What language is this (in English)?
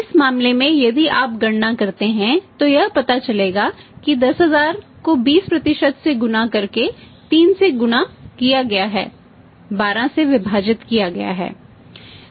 Hindi